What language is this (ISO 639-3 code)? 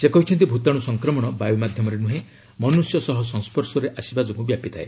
ori